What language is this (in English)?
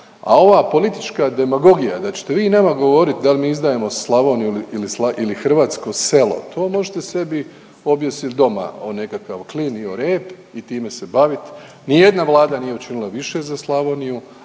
Croatian